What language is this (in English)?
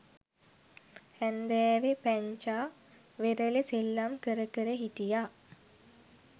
Sinhala